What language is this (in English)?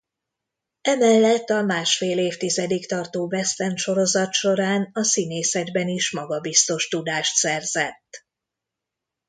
Hungarian